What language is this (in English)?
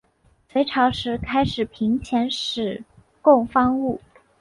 Chinese